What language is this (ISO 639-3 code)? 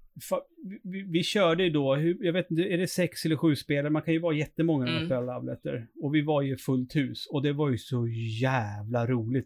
swe